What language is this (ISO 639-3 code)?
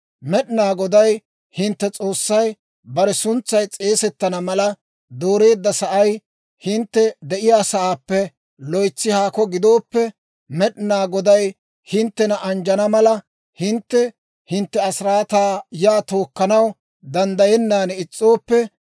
dwr